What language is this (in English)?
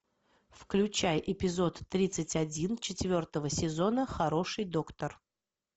Russian